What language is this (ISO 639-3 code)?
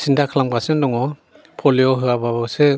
brx